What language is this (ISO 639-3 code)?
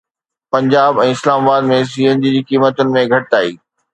snd